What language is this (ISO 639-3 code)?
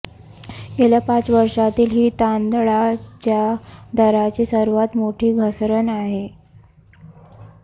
mar